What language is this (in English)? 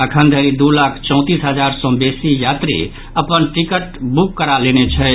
Maithili